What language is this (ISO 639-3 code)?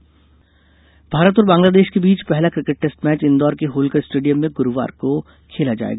hin